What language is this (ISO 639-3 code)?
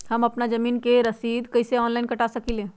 mag